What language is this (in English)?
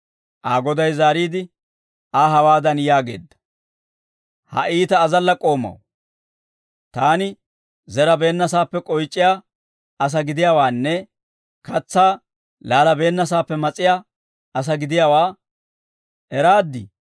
Dawro